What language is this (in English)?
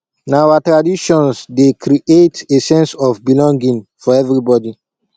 Nigerian Pidgin